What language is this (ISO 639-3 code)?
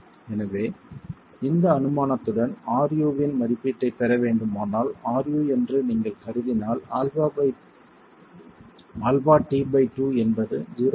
tam